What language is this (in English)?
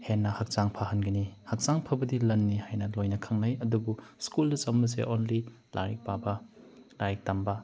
Manipuri